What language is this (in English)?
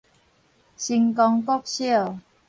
Min Nan Chinese